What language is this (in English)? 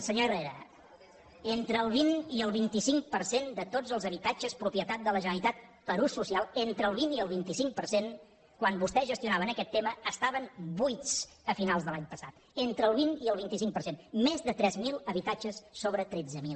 Catalan